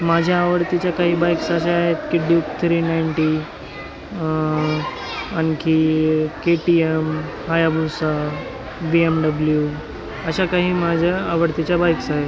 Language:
Marathi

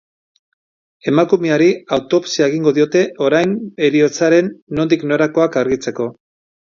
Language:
Basque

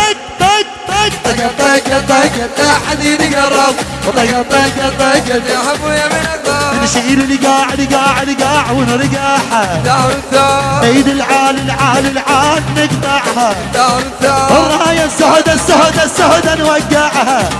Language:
Arabic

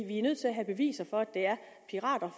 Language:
Danish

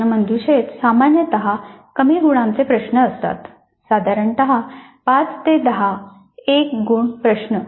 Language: Marathi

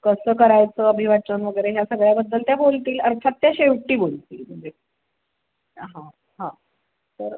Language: Marathi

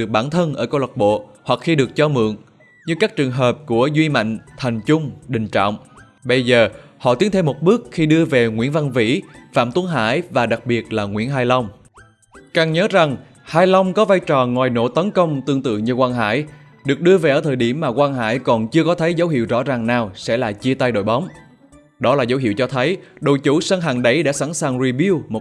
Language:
Vietnamese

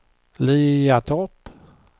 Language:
Swedish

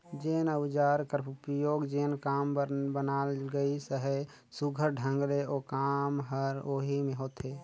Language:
Chhattisgarhi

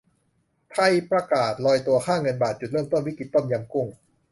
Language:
Thai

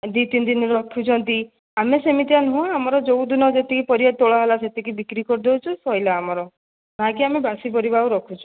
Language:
Odia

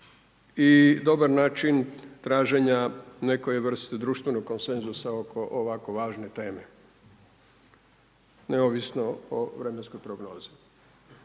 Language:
Croatian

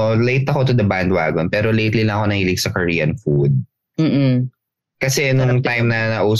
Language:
Filipino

